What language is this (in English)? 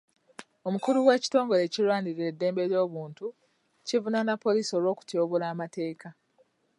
Ganda